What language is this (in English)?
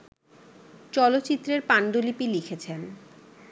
Bangla